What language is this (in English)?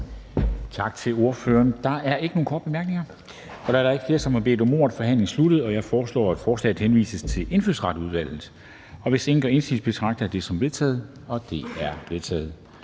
Danish